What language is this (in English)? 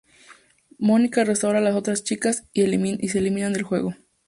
Spanish